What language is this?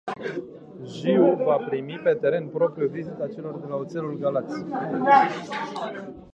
Romanian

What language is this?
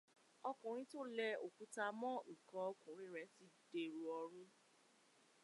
Yoruba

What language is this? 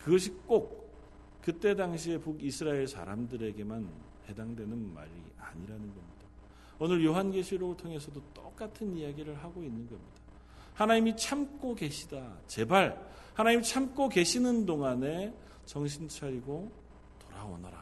Korean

